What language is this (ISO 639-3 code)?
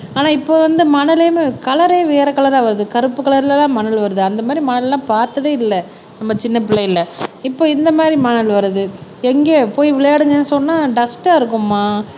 tam